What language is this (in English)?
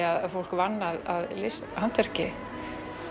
Icelandic